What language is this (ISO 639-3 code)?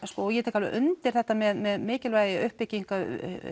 isl